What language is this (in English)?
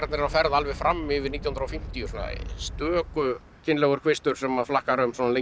Icelandic